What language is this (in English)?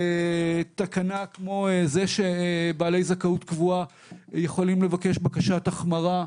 Hebrew